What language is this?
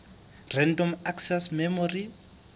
Southern Sotho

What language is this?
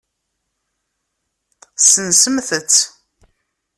Kabyle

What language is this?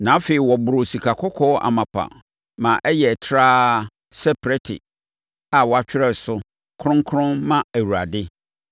Akan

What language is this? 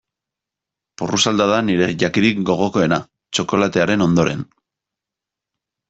Basque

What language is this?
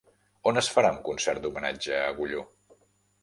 Catalan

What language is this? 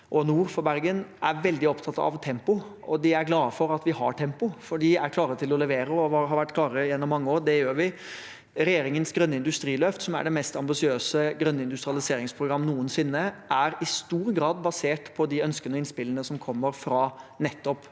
Norwegian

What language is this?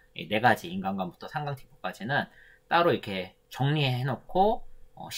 Korean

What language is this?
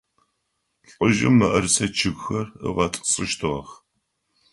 Adyghe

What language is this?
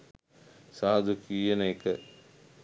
Sinhala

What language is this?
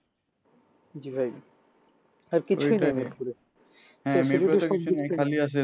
Bangla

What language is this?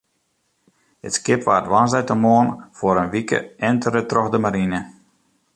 Western Frisian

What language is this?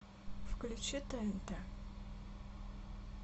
Russian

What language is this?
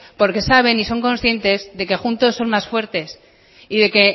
Spanish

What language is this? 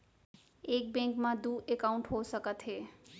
Chhattisgarhi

